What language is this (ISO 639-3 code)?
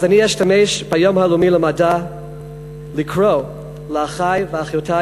heb